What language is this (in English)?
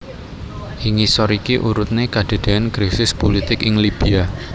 Javanese